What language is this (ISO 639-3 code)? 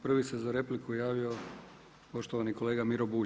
hrv